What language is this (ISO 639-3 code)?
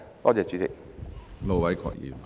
yue